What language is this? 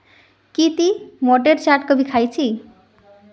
Magahi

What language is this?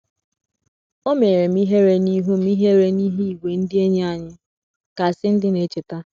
Igbo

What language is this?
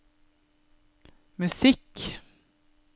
Norwegian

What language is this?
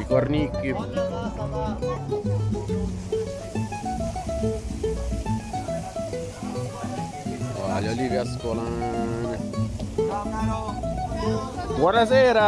Italian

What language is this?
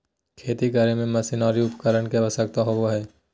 Magahi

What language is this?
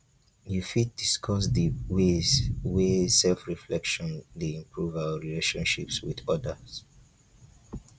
Nigerian Pidgin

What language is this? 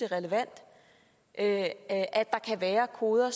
Danish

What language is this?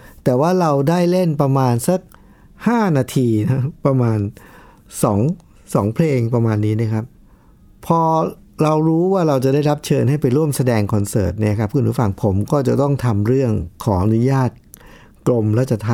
Thai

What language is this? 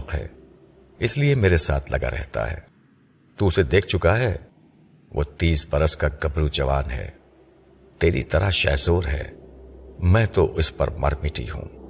Urdu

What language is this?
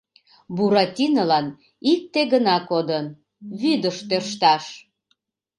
Mari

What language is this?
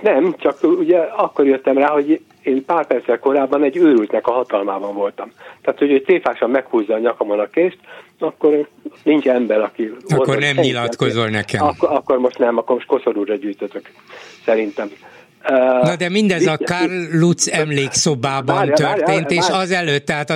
Hungarian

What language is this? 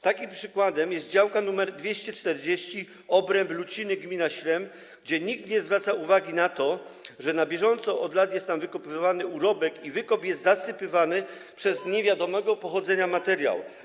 Polish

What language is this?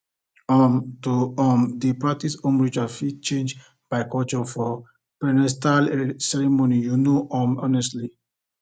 Nigerian Pidgin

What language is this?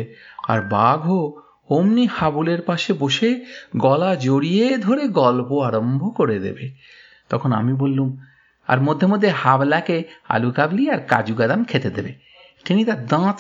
Bangla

